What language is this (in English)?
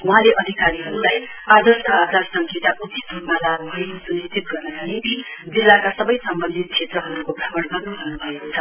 Nepali